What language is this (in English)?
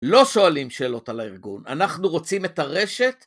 Hebrew